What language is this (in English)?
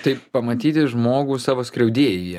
Lithuanian